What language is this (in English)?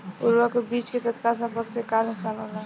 Bhojpuri